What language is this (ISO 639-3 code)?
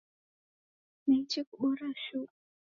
dav